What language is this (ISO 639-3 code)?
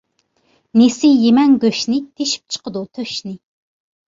uig